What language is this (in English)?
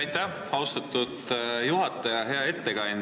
Estonian